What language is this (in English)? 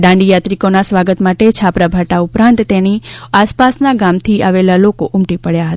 Gujarati